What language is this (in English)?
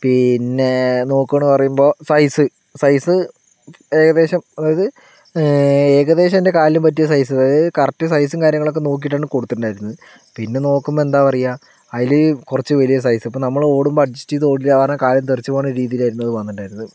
Malayalam